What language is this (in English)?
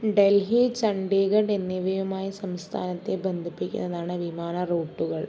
Malayalam